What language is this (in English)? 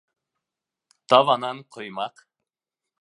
Bashkir